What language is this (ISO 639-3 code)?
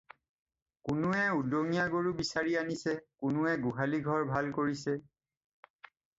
asm